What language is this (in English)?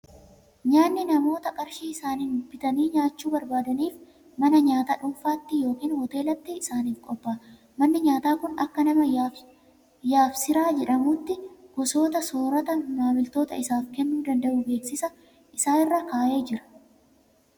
Oromo